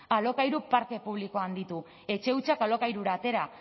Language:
Basque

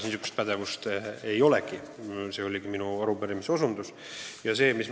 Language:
Estonian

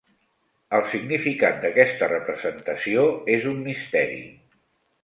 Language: Catalan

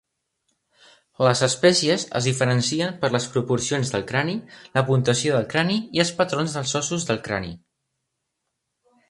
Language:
Catalan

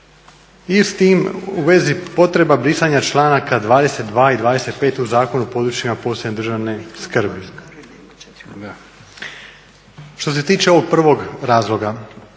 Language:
Croatian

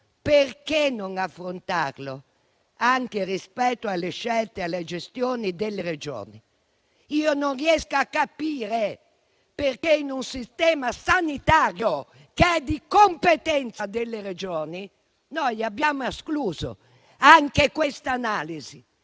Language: Italian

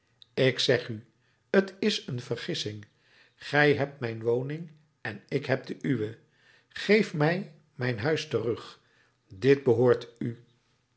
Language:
Dutch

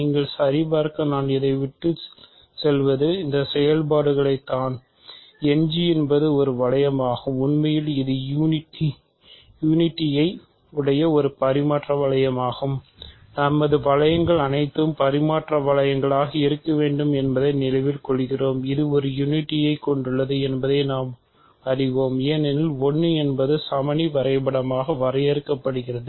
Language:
Tamil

